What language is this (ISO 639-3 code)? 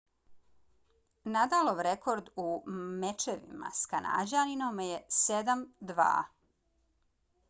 bos